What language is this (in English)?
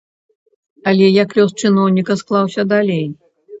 Belarusian